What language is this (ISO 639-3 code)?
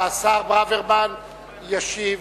heb